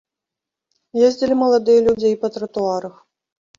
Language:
Belarusian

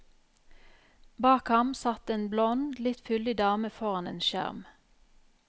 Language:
Norwegian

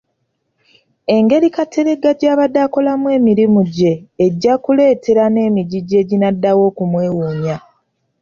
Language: Ganda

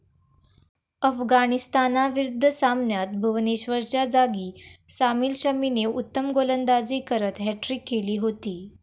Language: Marathi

